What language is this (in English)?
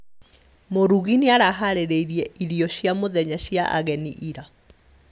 Kikuyu